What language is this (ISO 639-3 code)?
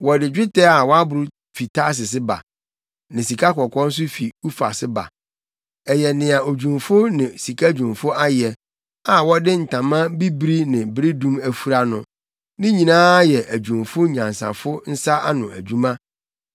aka